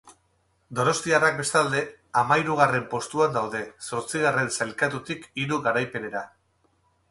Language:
Basque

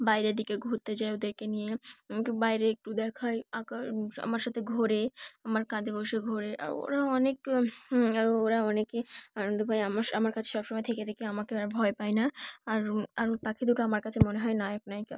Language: Bangla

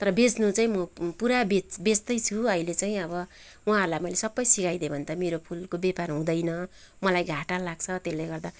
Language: Nepali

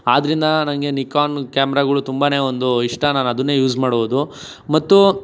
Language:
Kannada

